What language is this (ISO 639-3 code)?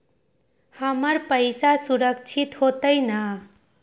mag